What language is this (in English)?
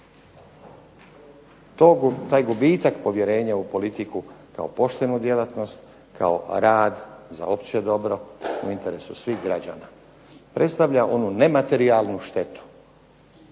Croatian